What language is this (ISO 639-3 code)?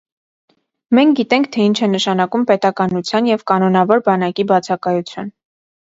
hye